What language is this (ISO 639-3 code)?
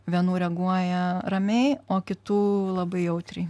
lit